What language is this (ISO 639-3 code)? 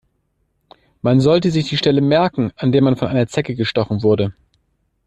deu